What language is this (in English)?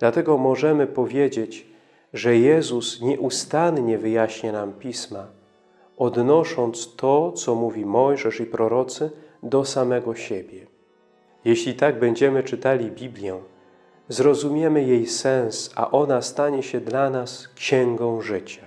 Polish